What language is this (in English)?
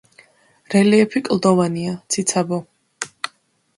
Georgian